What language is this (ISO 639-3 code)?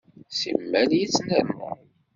kab